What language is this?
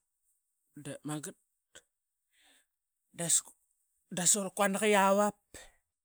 Qaqet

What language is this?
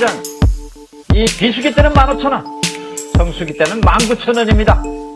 Korean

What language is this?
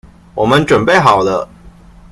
Chinese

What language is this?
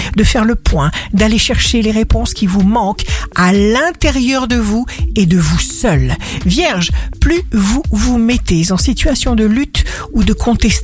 French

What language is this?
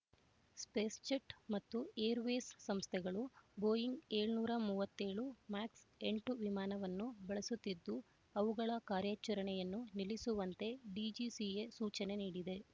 Kannada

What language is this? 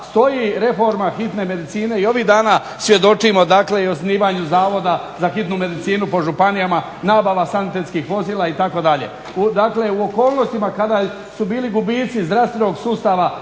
Croatian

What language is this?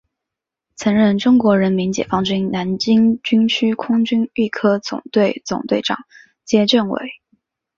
Chinese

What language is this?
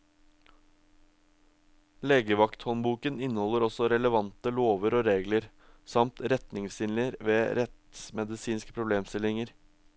Norwegian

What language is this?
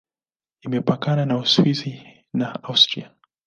Swahili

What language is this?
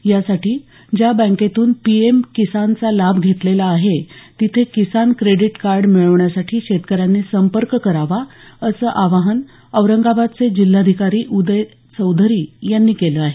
Marathi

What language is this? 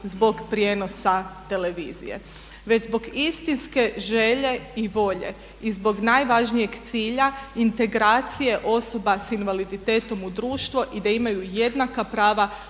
Croatian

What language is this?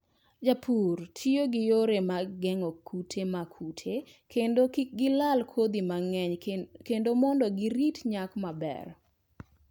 Luo (Kenya and Tanzania)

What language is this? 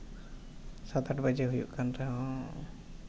Santali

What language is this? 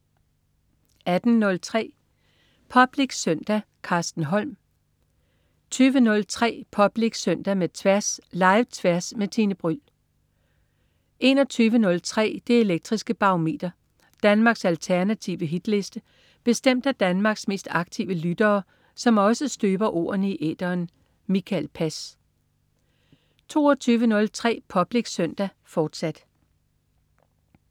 Danish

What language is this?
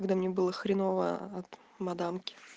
Russian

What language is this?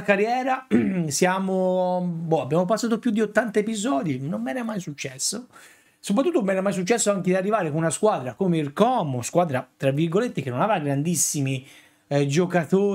Italian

